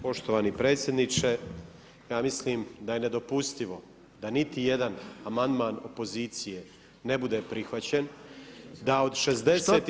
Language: Croatian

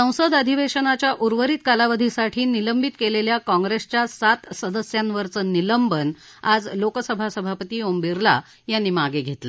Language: Marathi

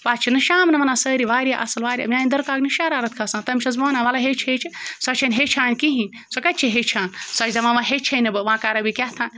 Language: Kashmiri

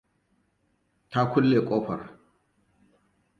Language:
Hausa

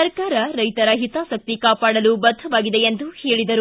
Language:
Kannada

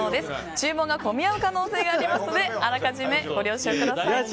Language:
Japanese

